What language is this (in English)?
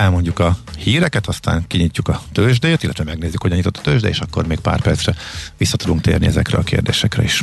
Hungarian